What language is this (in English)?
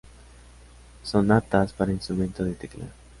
Spanish